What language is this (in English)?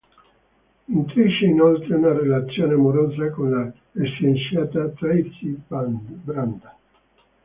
Italian